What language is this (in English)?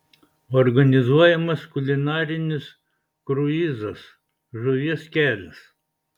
Lithuanian